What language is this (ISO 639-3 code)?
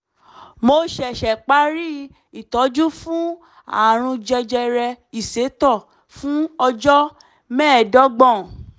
yor